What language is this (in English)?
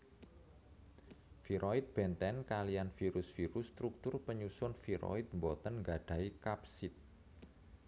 Javanese